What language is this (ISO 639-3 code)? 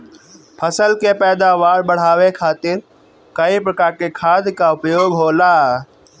bho